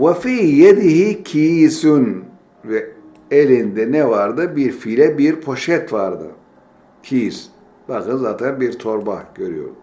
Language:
Turkish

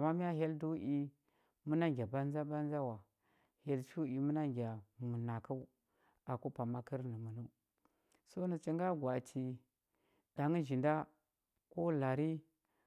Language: Huba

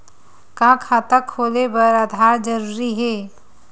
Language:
Chhattisgarhi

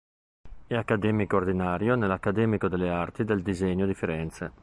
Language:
Italian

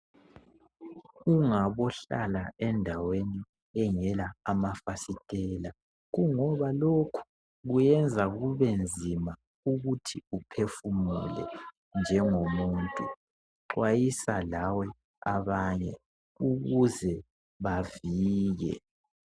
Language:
North Ndebele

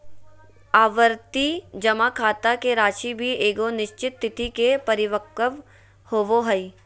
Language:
Magahi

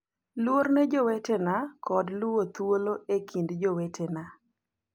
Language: Luo (Kenya and Tanzania)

